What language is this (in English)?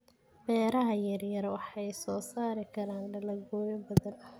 Somali